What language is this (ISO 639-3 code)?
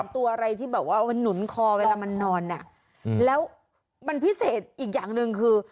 tha